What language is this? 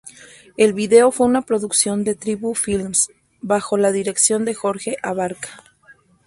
Spanish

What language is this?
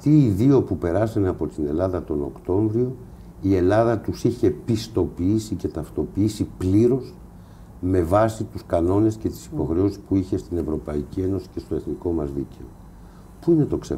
Greek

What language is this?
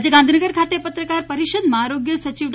Gujarati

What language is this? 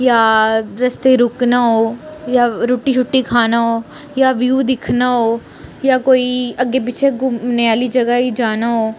Dogri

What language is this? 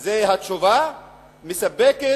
Hebrew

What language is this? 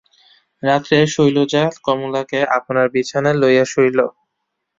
Bangla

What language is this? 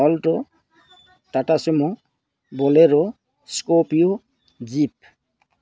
Assamese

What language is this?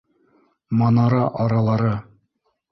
Bashkir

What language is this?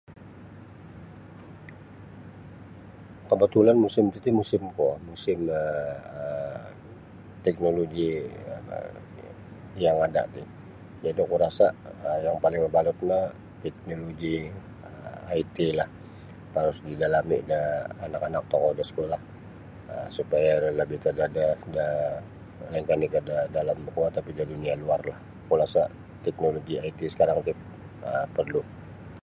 Sabah Bisaya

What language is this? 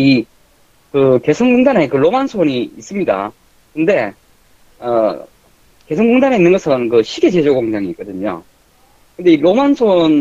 Korean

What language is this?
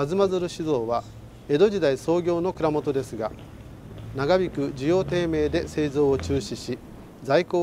Japanese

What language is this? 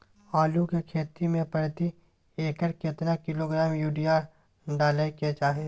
Maithili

